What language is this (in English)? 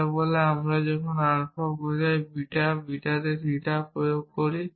Bangla